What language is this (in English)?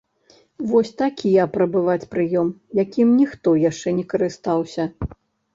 Belarusian